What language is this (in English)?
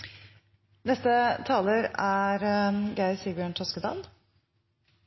Norwegian